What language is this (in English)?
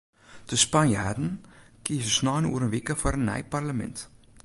Western Frisian